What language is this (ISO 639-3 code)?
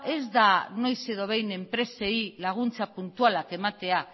eus